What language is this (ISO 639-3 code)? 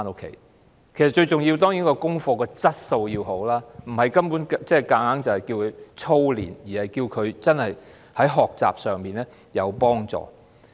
yue